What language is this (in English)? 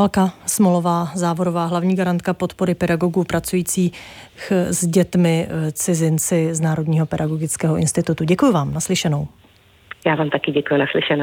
Czech